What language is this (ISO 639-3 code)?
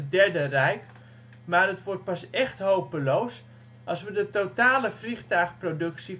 nld